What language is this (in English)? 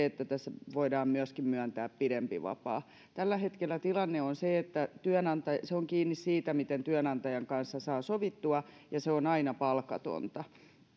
Finnish